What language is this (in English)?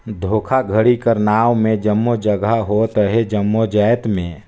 Chhattisgarhi